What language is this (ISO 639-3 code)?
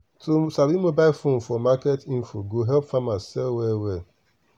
pcm